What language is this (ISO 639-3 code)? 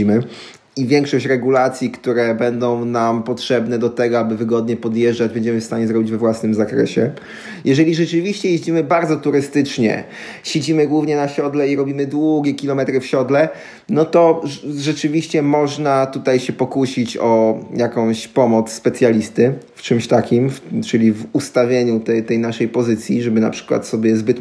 pol